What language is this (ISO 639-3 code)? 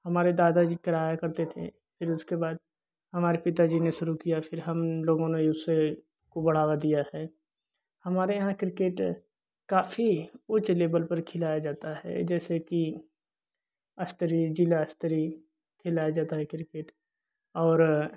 hin